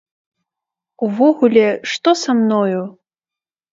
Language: Belarusian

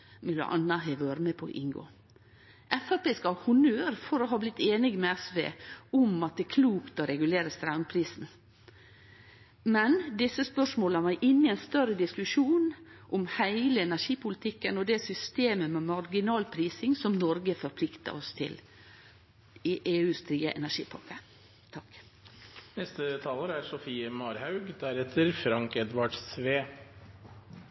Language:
Norwegian Nynorsk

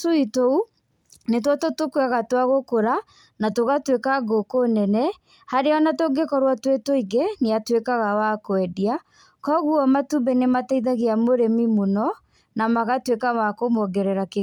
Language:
Kikuyu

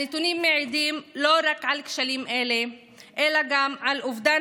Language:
Hebrew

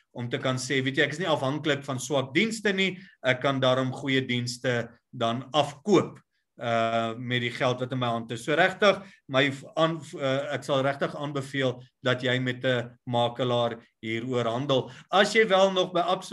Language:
Dutch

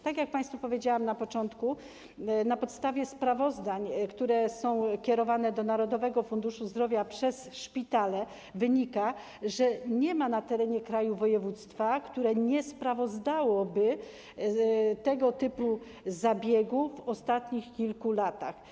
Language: Polish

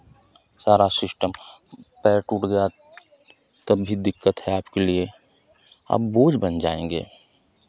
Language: Hindi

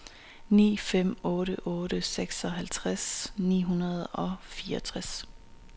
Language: Danish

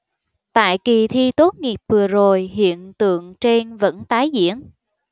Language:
Vietnamese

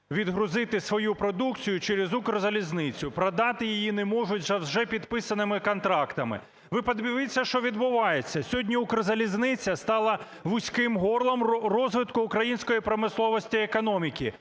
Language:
Ukrainian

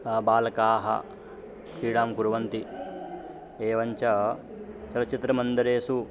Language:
Sanskrit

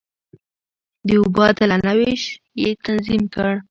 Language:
Pashto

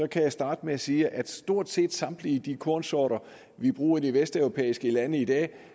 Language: Danish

